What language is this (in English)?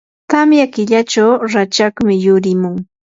Yanahuanca Pasco Quechua